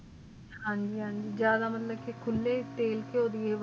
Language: Punjabi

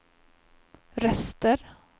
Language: Swedish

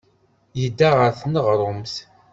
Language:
Kabyle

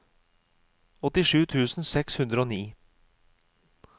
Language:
Norwegian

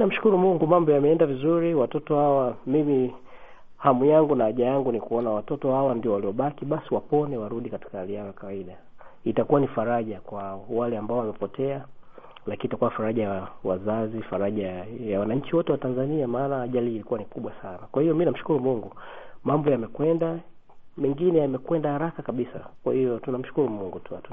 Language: Swahili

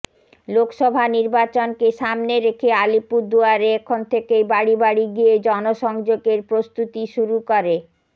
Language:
Bangla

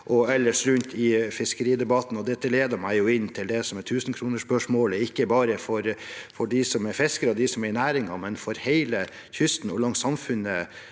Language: Norwegian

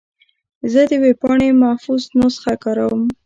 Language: Pashto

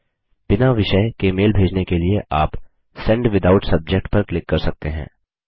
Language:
Hindi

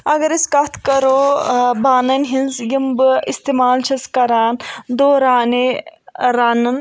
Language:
Kashmiri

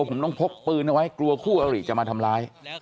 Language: Thai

